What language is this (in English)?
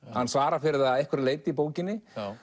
Icelandic